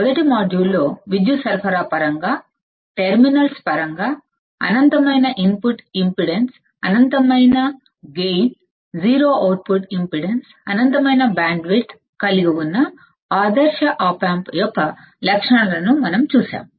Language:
Telugu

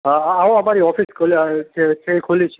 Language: Gujarati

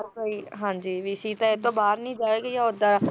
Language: Punjabi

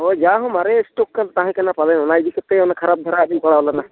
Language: Santali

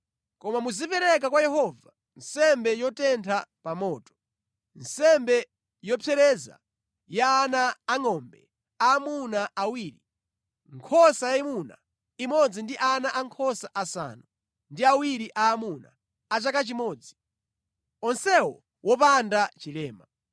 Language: Nyanja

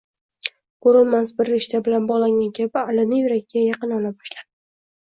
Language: Uzbek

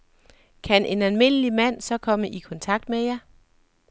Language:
Danish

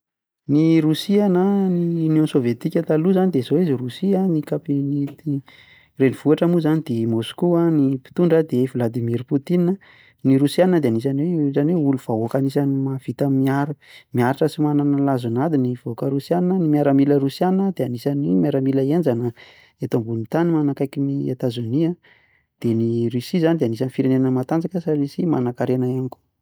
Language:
Malagasy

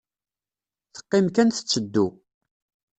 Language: Kabyle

